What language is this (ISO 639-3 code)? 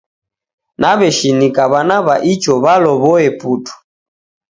dav